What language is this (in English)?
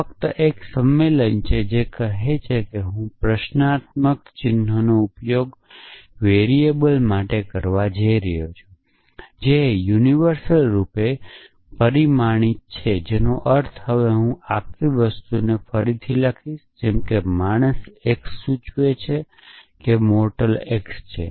Gujarati